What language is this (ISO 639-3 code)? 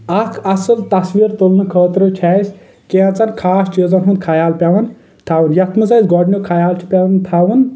kas